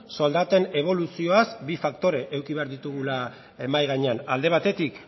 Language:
Basque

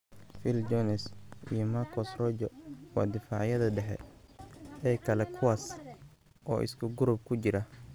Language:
Somali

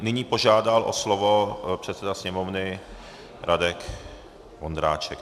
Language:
Czech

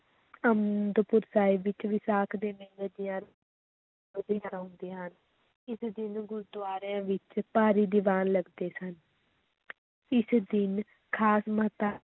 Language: Punjabi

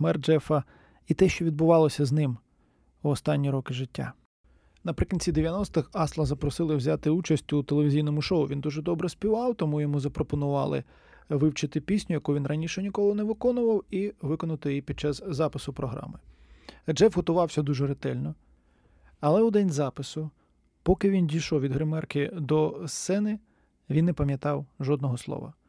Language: Ukrainian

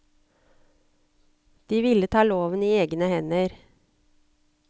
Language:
Norwegian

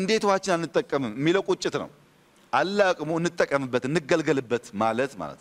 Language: Arabic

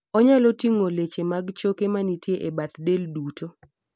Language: Luo (Kenya and Tanzania)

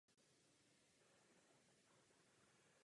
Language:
Czech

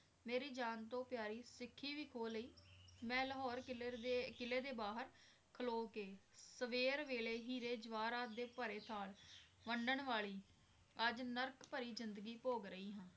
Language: Punjabi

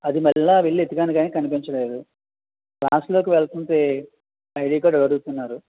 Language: Telugu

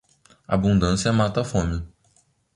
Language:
Portuguese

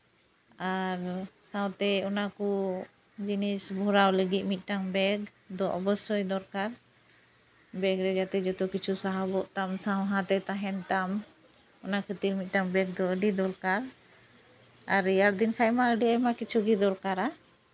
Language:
Santali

